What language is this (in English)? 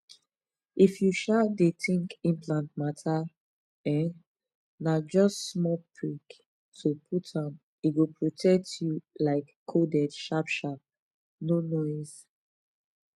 Nigerian Pidgin